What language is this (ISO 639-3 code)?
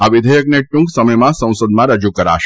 guj